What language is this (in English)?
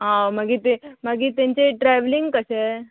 Konkani